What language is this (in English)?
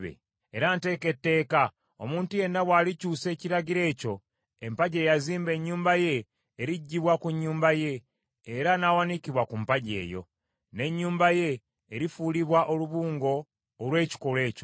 Ganda